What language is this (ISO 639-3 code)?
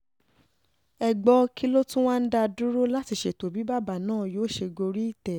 yor